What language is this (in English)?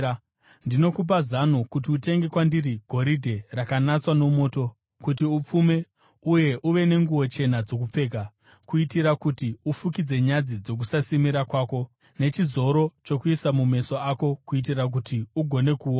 Shona